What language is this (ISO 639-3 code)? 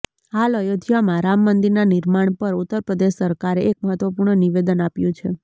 guj